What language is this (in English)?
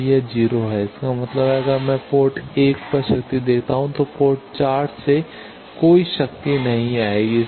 Hindi